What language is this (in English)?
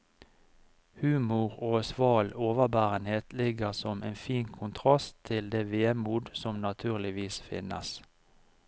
Norwegian